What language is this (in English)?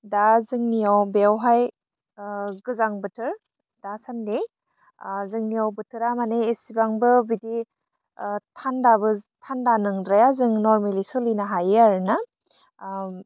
Bodo